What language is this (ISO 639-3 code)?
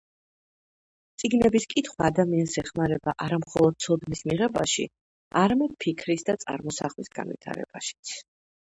kat